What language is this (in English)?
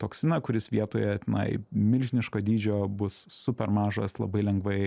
Lithuanian